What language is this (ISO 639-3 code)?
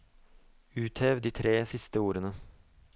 nor